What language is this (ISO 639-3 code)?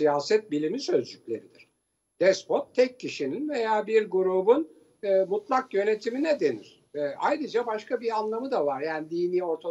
tur